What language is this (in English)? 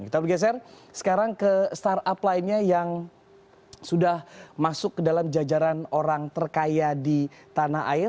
Indonesian